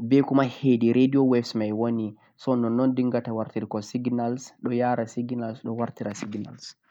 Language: Central-Eastern Niger Fulfulde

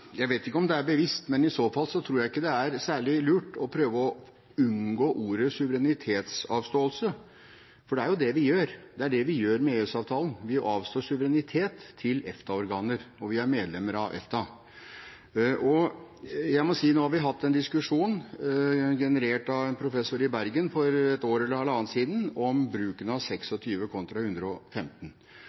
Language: Norwegian Bokmål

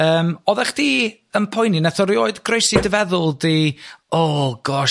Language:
Welsh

